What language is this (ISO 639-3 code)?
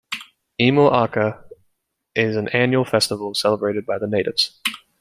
eng